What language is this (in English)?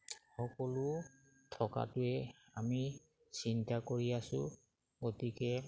Assamese